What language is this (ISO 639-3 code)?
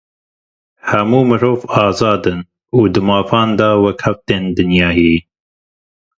kur